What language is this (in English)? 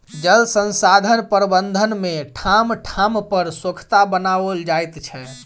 Maithili